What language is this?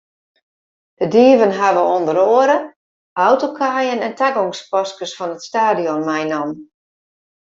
Western Frisian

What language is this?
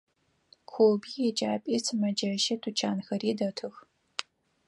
Adyghe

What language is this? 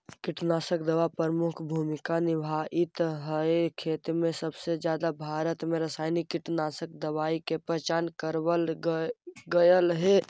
Magahi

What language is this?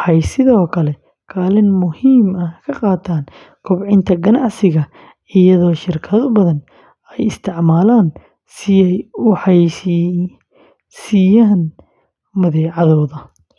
Somali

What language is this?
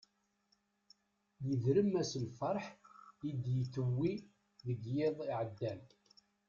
Kabyle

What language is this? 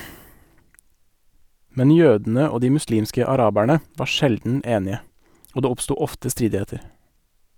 Norwegian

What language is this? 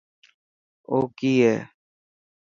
Dhatki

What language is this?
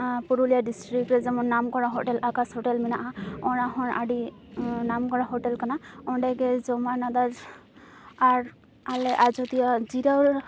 Santali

